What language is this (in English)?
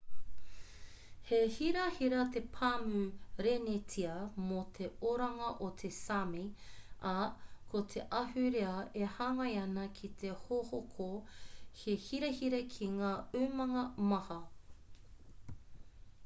Māori